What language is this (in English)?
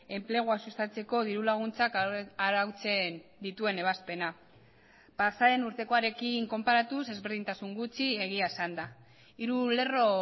Basque